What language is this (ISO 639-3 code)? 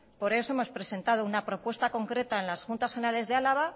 spa